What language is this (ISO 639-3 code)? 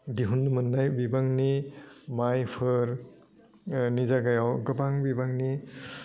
brx